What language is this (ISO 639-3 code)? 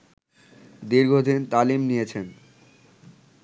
ben